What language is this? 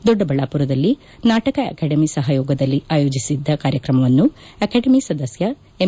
Kannada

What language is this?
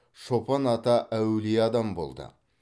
Kazakh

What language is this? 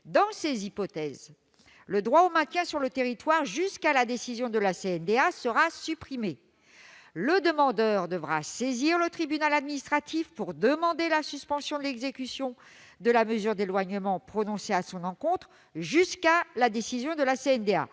French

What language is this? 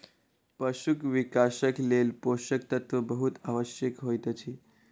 Maithili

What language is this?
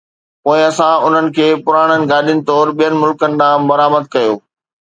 Sindhi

